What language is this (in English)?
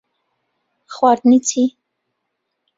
Central Kurdish